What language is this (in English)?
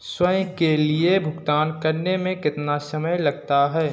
Hindi